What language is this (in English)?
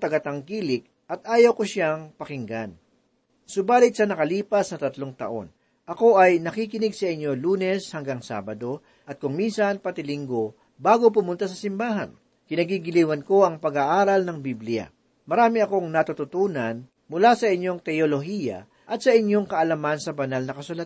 Filipino